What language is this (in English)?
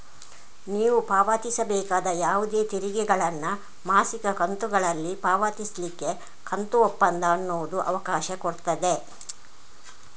Kannada